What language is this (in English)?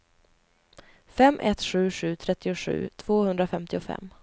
Swedish